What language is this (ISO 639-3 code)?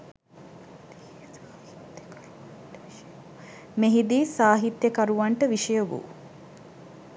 sin